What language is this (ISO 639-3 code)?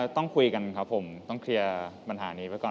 tha